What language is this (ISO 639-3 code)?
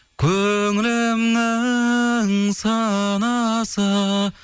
kaz